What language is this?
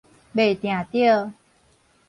Min Nan Chinese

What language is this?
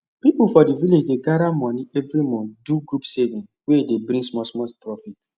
Nigerian Pidgin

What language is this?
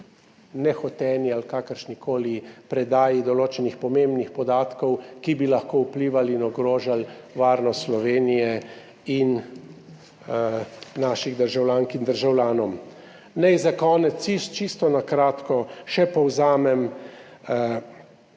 Slovenian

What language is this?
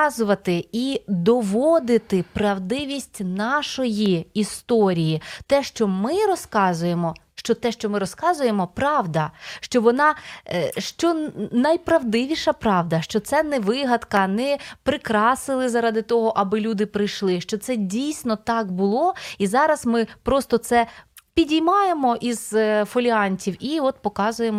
Ukrainian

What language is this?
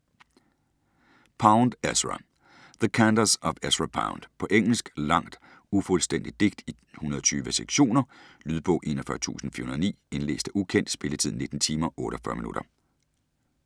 Danish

